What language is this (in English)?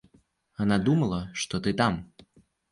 Russian